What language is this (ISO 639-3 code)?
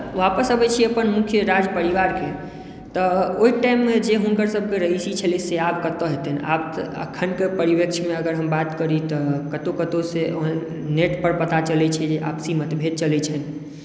mai